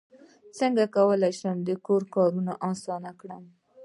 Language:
Pashto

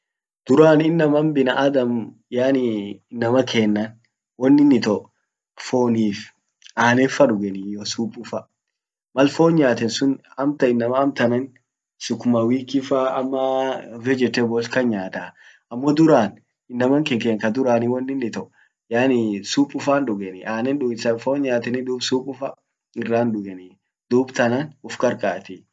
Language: Orma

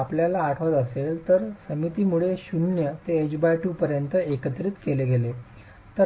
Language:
Marathi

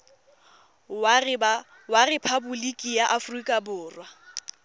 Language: Tswana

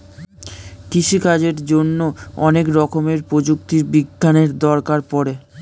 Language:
Bangla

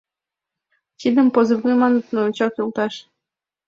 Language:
Mari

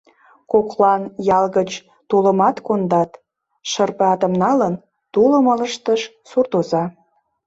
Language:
Mari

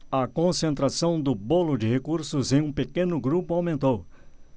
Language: Portuguese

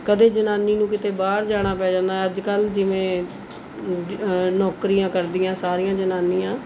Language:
Punjabi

